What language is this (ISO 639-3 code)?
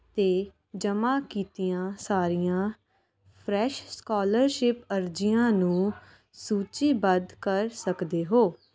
pan